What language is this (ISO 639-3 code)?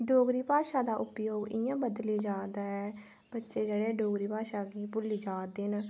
doi